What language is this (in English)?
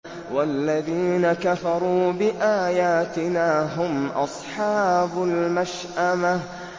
Arabic